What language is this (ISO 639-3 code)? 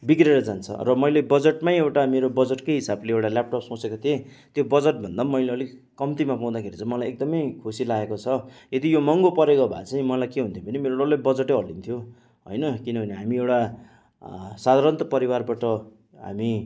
nep